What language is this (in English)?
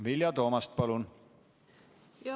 Estonian